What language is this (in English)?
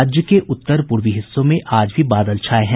Hindi